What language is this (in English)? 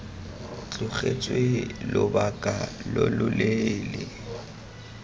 Tswana